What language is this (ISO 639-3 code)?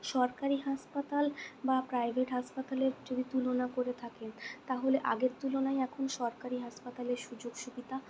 ben